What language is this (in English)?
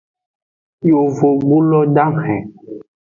Aja (Benin)